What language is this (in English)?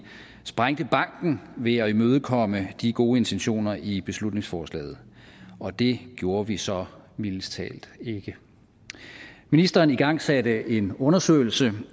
Danish